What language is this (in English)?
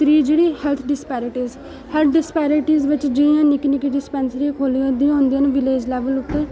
Dogri